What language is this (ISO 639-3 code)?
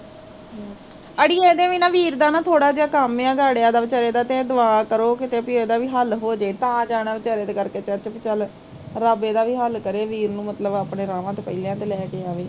pan